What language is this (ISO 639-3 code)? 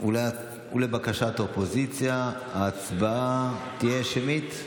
heb